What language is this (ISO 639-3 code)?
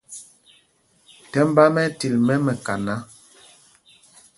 mgg